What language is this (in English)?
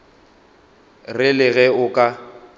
Northern Sotho